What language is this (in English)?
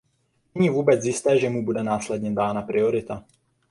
Czech